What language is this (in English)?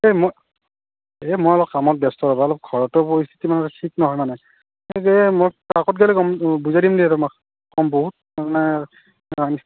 Assamese